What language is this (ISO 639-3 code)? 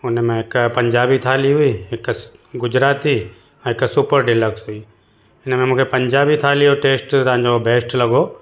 snd